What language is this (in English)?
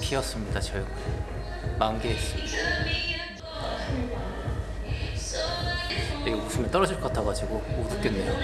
Korean